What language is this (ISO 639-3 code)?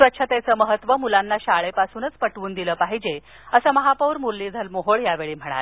mar